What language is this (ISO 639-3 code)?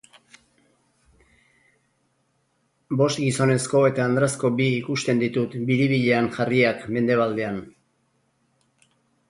eus